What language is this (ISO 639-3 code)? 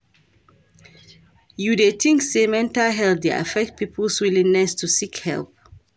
pcm